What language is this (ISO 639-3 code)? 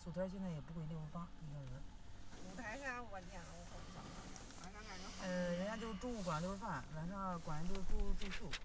zho